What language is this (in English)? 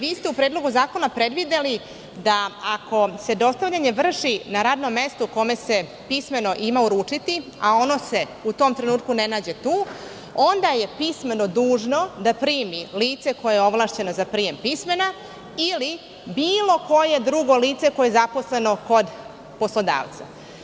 Serbian